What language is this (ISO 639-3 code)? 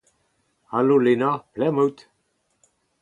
bre